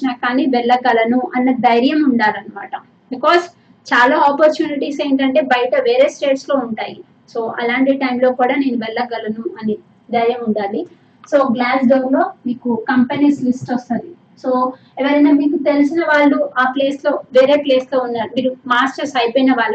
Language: Telugu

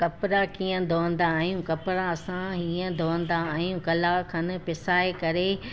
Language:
Sindhi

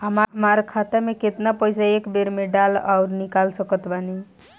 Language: Bhojpuri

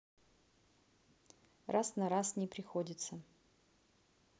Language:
Russian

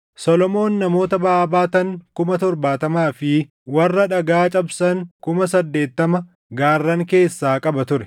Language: Oromo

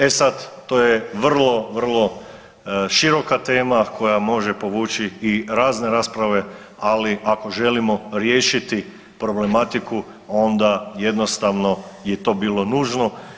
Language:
Croatian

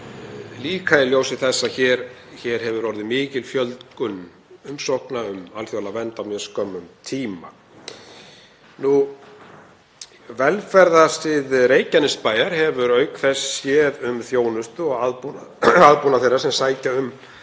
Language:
Icelandic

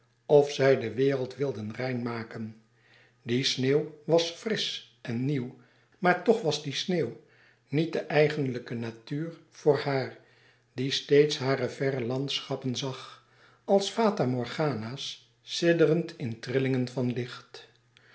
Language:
Dutch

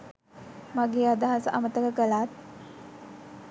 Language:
Sinhala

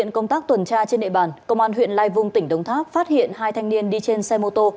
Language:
Vietnamese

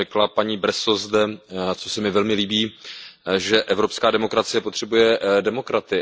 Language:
Czech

